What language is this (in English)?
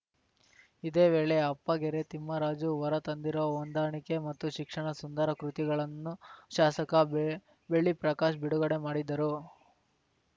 Kannada